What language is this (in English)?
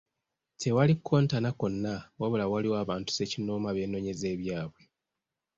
Ganda